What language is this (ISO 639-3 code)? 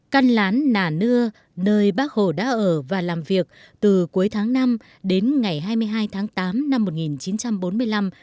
vie